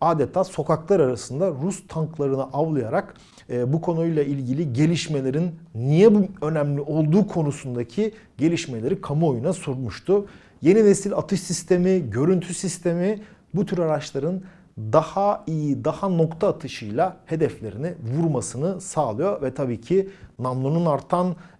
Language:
Turkish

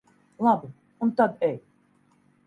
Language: Latvian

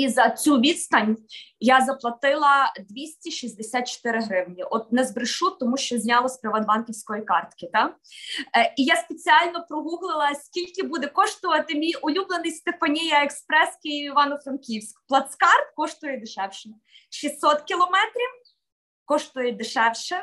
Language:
Ukrainian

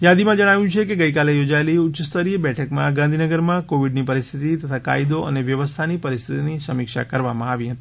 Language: Gujarati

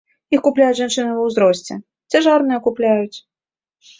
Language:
Belarusian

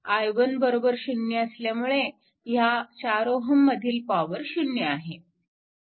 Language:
Marathi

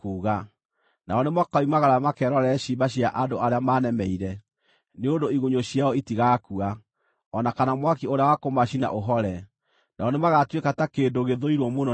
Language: Kikuyu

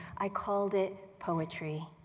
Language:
English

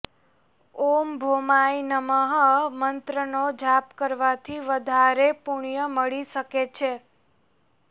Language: Gujarati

